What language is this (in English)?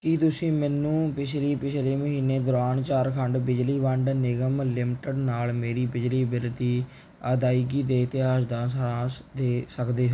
Punjabi